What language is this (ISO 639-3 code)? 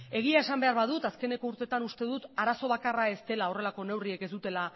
eus